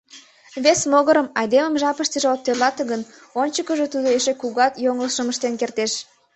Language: Mari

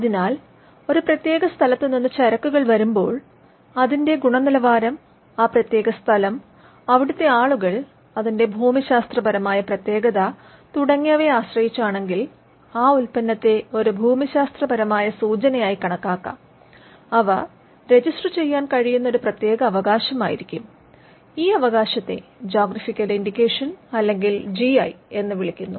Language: Malayalam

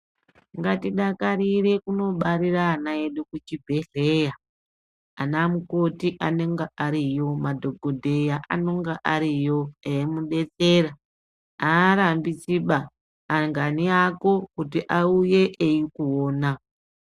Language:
Ndau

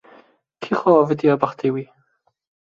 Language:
Kurdish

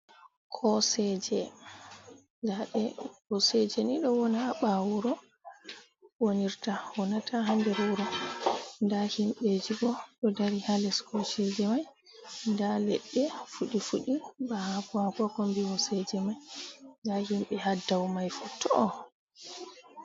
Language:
Fula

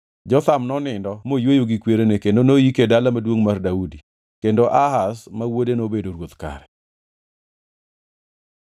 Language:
Luo (Kenya and Tanzania)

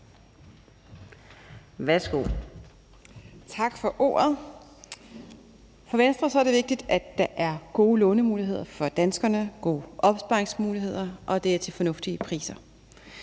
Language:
Danish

